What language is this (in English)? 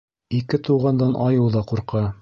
Bashkir